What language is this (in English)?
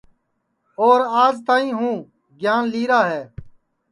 Sansi